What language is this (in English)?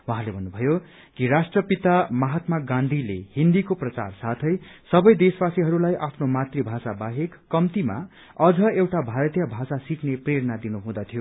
Nepali